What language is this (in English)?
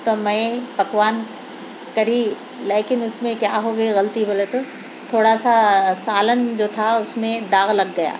Urdu